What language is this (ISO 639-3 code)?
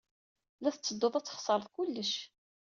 kab